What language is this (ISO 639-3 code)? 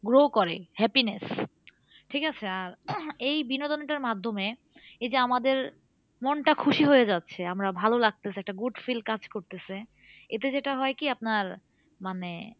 ben